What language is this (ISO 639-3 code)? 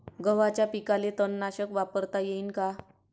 mar